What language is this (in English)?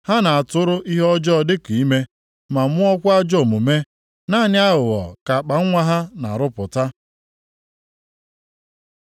Igbo